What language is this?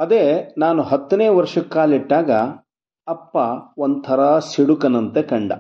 Kannada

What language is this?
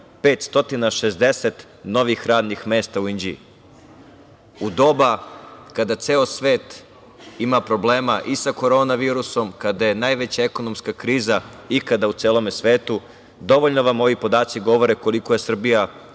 Serbian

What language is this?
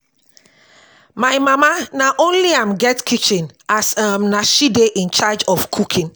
Nigerian Pidgin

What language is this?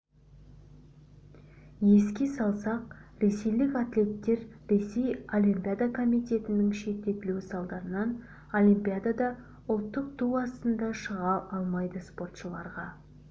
Kazakh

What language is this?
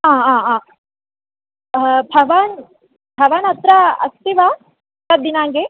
Sanskrit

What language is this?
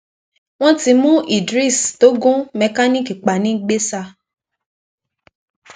Yoruba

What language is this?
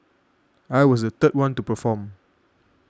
English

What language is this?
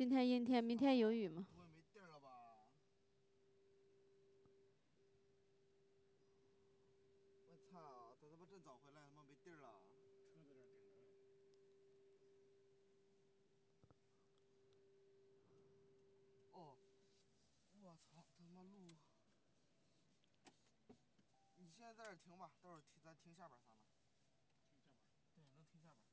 Chinese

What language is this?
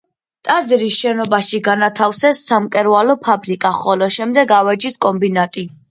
Georgian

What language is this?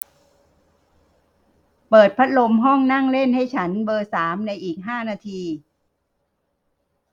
Thai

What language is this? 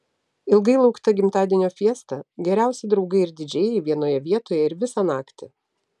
Lithuanian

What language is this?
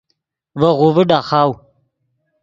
Yidgha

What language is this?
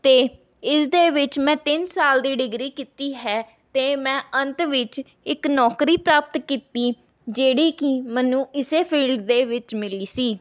Punjabi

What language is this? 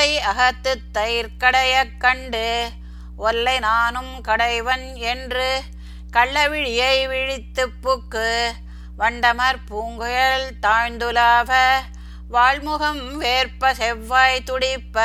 Tamil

